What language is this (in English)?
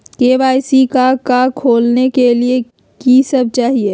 Magahi